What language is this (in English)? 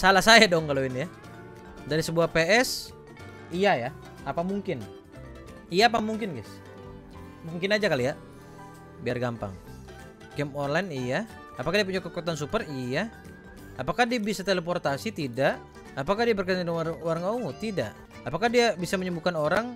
Indonesian